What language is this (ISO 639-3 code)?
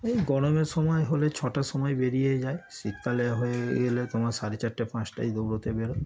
ben